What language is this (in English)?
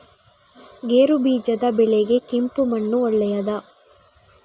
Kannada